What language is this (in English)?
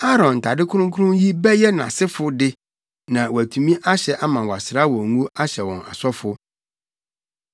Akan